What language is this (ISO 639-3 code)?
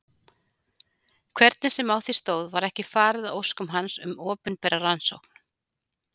isl